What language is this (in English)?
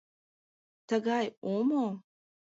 Mari